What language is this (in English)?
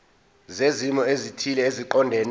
Zulu